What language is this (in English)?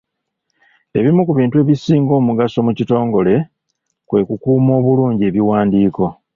Ganda